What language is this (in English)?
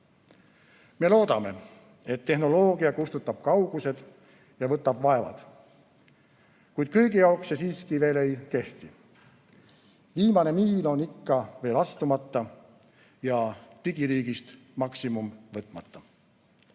Estonian